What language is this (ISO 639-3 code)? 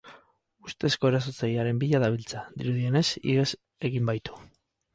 eus